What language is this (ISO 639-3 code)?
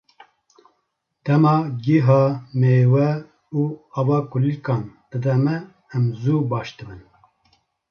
kur